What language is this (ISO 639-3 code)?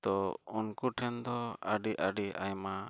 sat